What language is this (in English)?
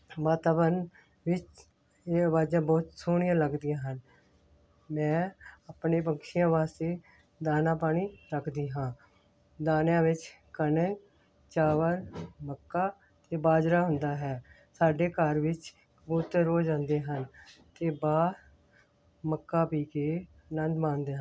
Punjabi